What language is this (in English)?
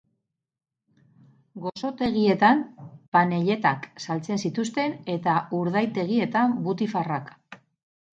Basque